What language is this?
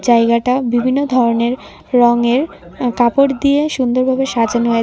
Bangla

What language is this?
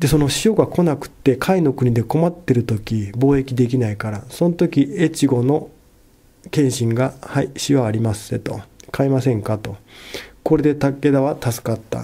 Japanese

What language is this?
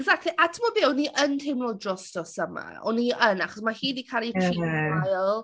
Welsh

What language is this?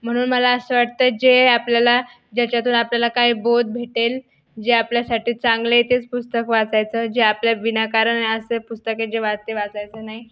Marathi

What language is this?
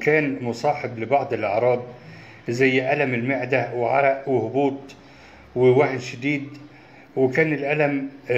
Arabic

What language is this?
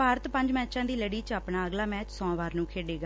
Punjabi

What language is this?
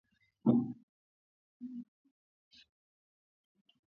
Swahili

